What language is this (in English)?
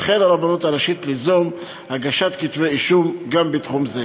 Hebrew